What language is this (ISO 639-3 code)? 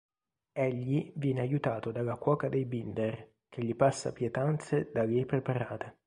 ita